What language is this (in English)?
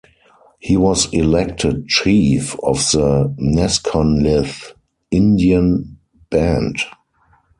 English